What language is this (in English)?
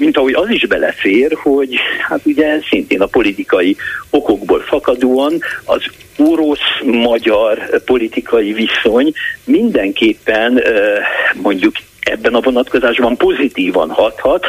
Hungarian